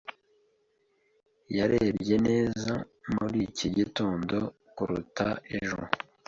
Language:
Kinyarwanda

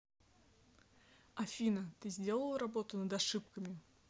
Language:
Russian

